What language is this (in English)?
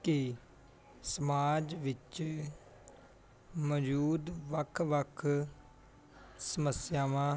Punjabi